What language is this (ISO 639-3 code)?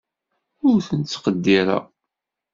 kab